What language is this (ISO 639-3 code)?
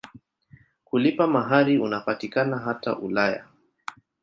swa